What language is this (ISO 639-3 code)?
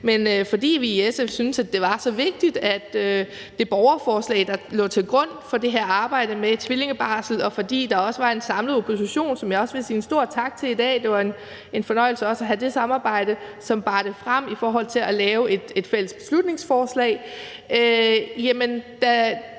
dan